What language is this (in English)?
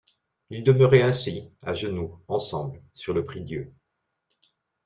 French